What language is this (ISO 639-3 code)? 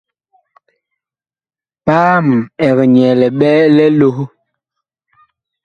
bkh